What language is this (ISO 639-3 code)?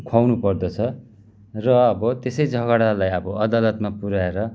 nep